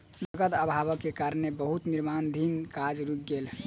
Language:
Maithili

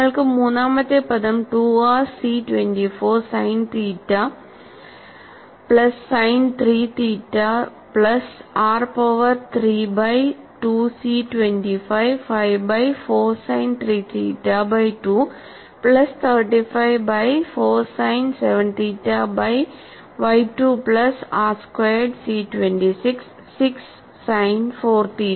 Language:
Malayalam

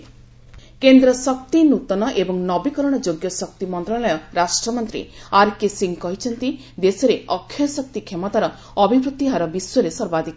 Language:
Odia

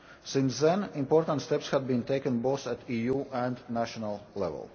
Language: English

